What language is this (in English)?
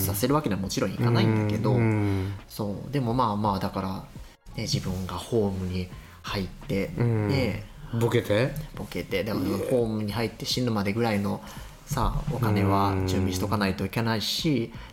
Japanese